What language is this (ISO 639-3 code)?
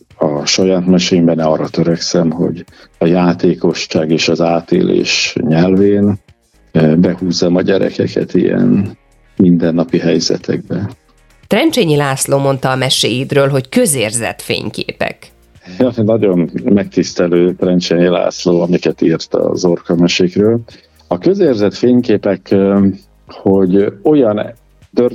hun